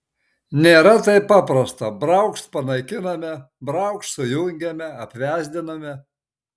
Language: Lithuanian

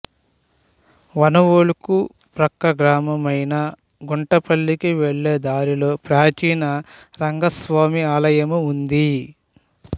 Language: Telugu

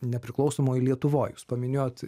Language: Lithuanian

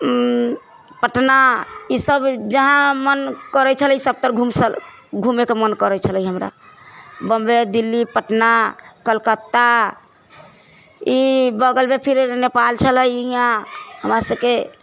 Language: Maithili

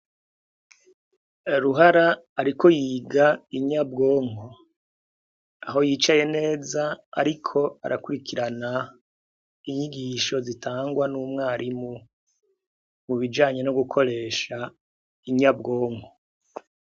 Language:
Rundi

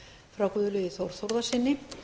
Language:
Icelandic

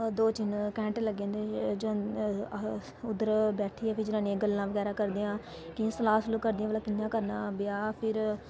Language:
Dogri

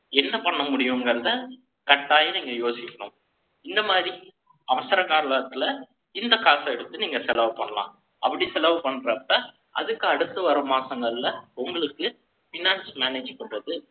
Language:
Tamil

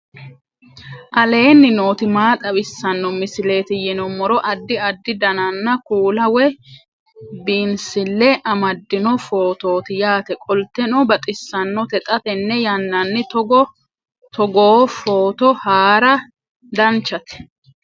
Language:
Sidamo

